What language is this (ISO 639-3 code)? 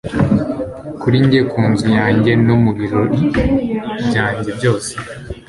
kin